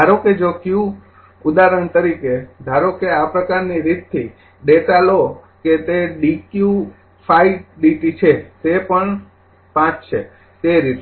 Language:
Gujarati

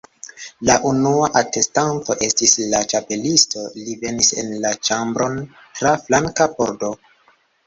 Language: Esperanto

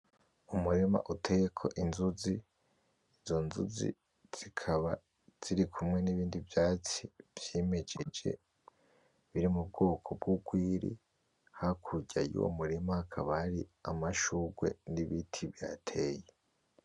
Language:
Rundi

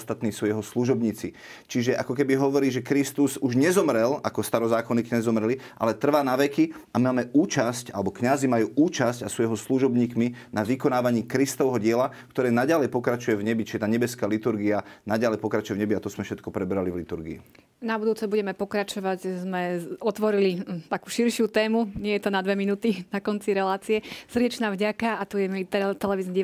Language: Slovak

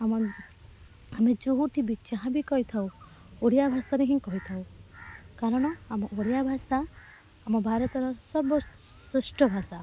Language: Odia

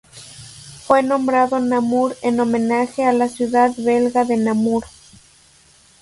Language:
Spanish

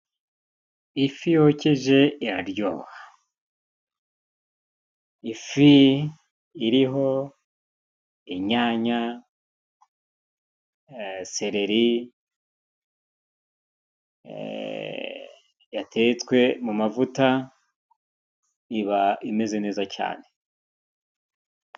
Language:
Kinyarwanda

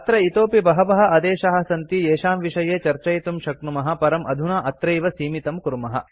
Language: Sanskrit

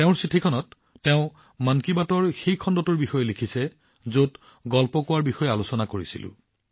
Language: Assamese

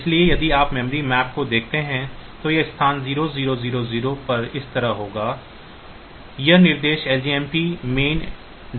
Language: Hindi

